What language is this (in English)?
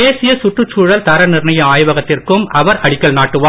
Tamil